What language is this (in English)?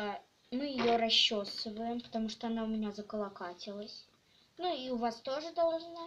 Russian